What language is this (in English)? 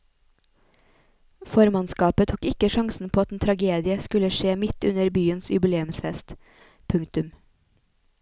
Norwegian